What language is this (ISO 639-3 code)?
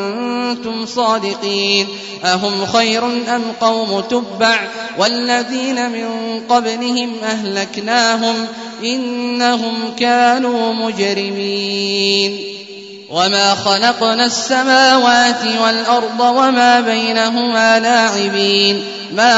ara